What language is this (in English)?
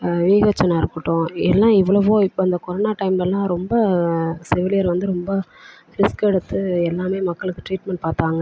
Tamil